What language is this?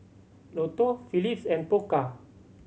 English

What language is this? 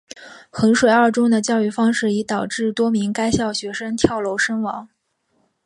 Chinese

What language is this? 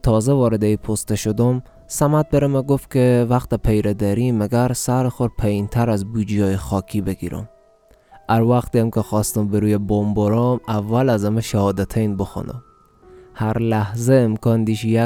Persian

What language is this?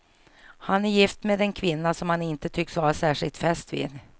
Swedish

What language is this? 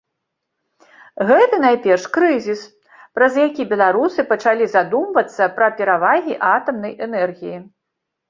Belarusian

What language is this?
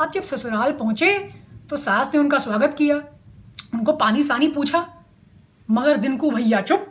Hindi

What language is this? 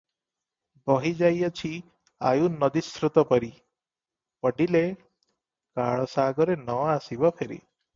Odia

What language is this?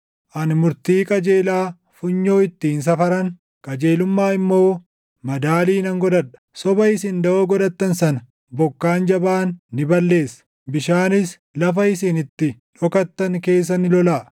Oromo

